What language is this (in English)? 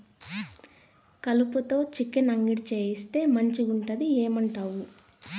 Telugu